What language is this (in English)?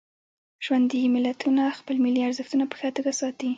Pashto